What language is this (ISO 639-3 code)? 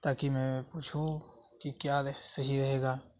urd